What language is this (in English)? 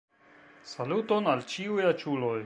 Esperanto